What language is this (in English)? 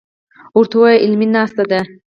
Pashto